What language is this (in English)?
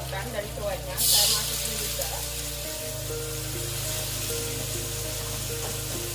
Indonesian